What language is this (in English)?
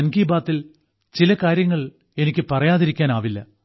Malayalam